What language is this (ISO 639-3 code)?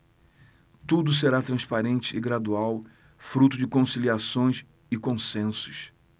por